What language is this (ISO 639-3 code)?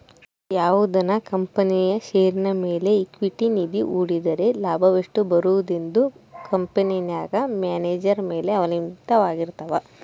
kan